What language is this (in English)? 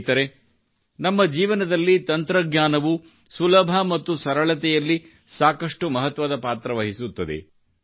Kannada